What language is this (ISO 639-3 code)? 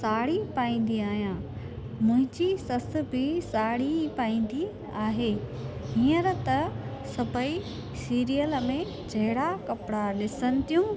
snd